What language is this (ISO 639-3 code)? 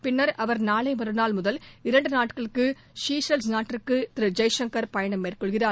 tam